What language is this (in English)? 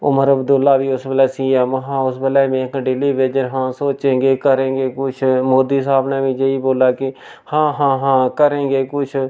Dogri